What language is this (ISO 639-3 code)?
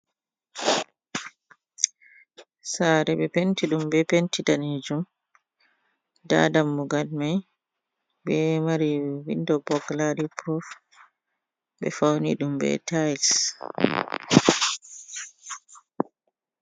ful